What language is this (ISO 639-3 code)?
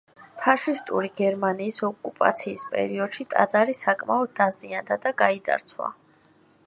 kat